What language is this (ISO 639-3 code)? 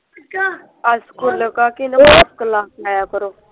pan